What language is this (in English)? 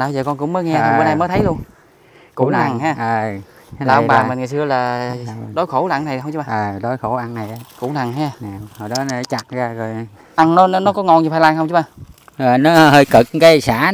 Vietnamese